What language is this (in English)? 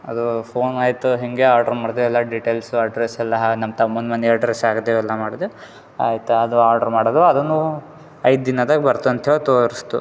Kannada